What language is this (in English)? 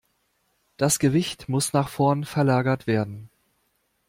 German